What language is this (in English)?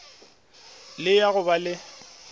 Northern Sotho